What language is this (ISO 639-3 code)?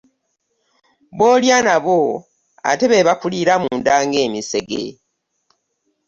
lug